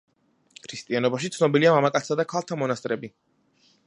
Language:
Georgian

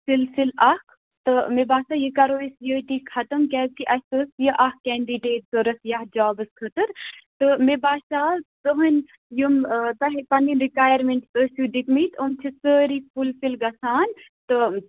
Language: Kashmiri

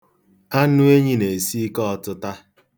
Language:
Igbo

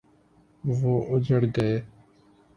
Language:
Urdu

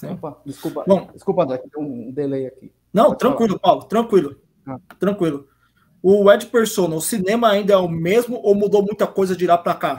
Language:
Portuguese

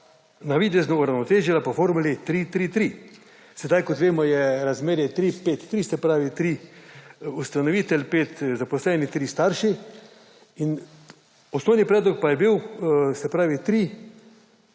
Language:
Slovenian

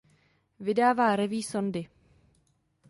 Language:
Czech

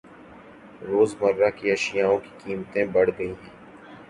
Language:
Urdu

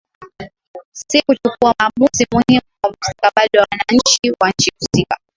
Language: Swahili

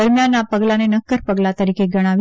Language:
Gujarati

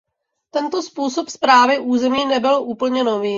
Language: Czech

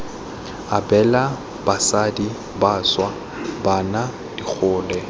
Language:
Tswana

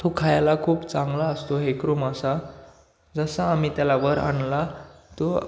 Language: Marathi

